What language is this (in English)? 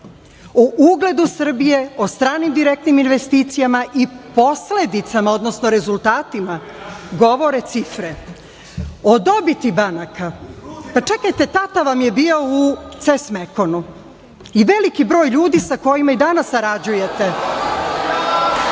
Serbian